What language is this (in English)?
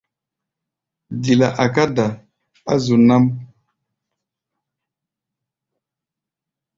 Gbaya